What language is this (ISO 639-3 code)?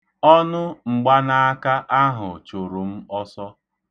ibo